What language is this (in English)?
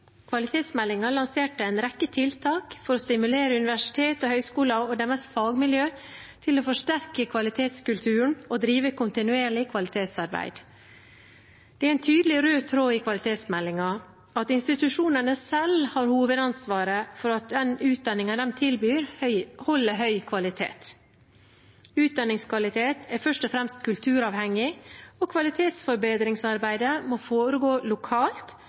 Norwegian Bokmål